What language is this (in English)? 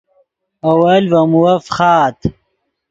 Yidgha